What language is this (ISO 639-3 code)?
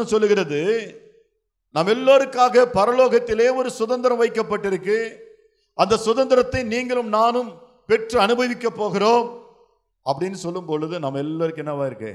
tam